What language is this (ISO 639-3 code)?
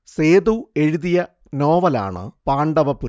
mal